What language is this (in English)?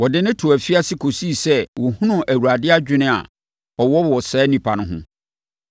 Akan